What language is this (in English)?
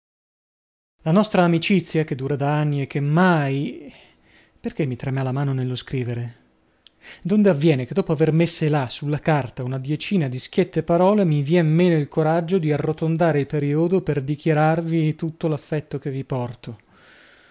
Italian